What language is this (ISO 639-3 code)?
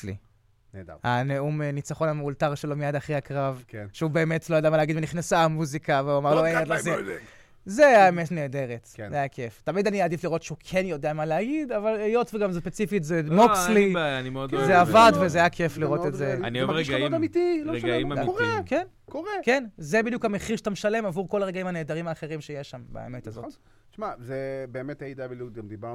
heb